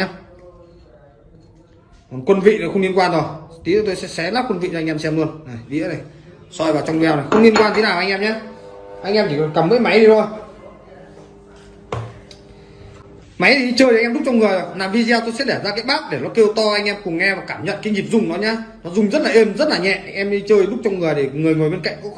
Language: Vietnamese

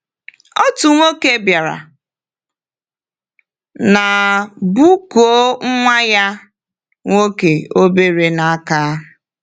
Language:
Igbo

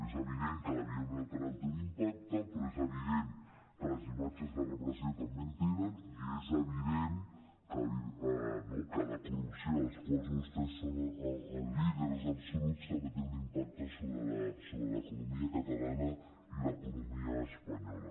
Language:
Catalan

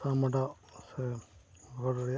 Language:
Santali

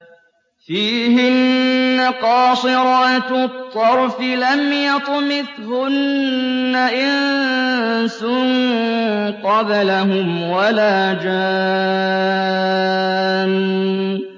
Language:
Arabic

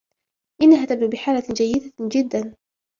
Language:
Arabic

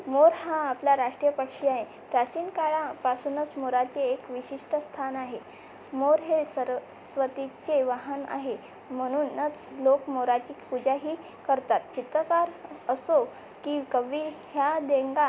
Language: Marathi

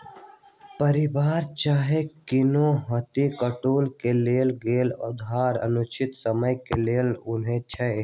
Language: Magahi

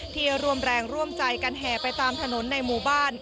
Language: Thai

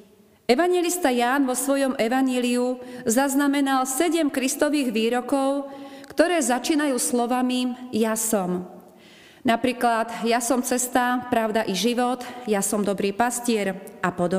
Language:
Slovak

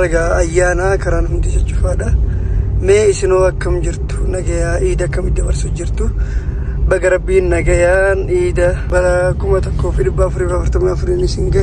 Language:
Arabic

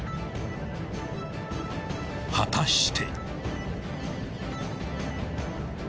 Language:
Japanese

